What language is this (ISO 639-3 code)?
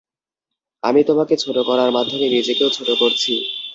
ben